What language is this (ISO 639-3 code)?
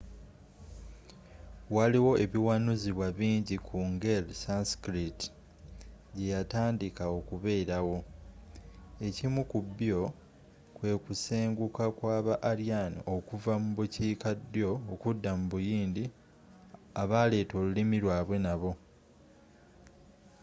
lug